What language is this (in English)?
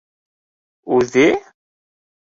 Bashkir